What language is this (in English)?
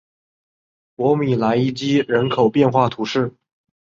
Chinese